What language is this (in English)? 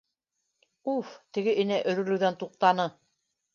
Bashkir